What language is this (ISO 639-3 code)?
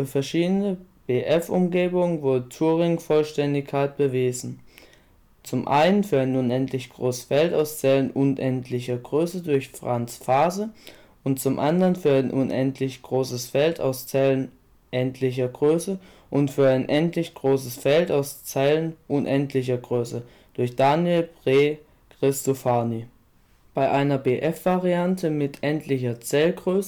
deu